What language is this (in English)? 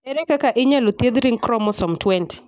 Luo (Kenya and Tanzania)